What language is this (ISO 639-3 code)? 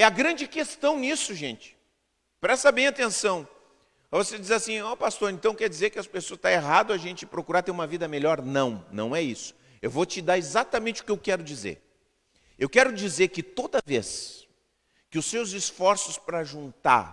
por